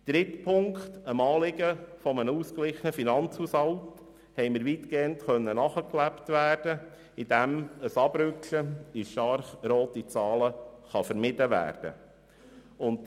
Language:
Swiss German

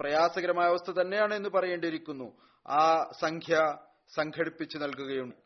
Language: Malayalam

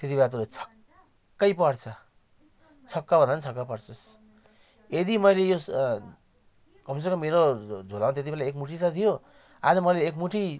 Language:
Nepali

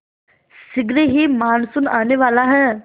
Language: Hindi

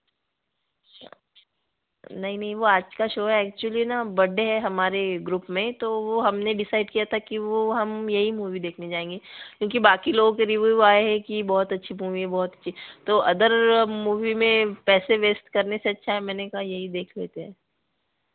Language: Hindi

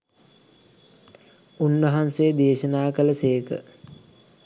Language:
Sinhala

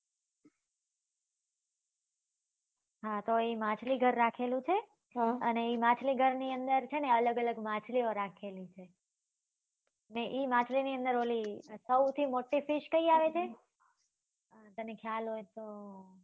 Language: Gujarati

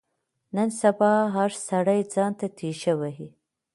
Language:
Pashto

